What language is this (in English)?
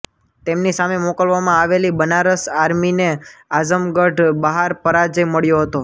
Gujarati